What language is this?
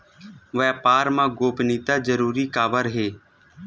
Chhattisgarhi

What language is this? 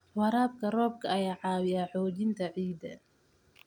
Somali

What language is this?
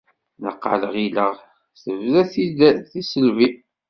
Kabyle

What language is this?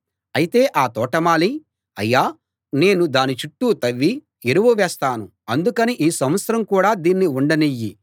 Telugu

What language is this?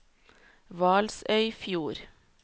Norwegian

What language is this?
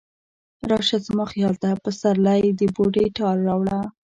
Pashto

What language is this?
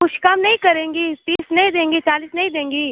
Hindi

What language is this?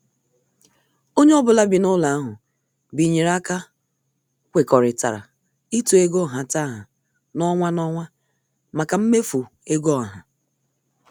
Igbo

